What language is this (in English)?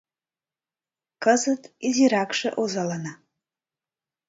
Mari